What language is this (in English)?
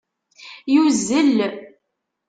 Kabyle